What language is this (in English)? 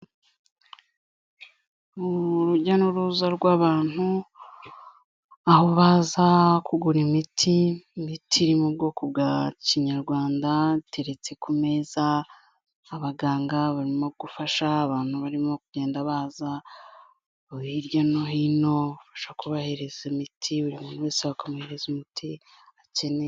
Kinyarwanda